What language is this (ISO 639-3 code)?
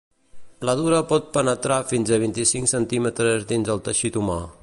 cat